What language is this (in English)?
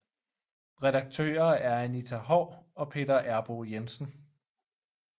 Danish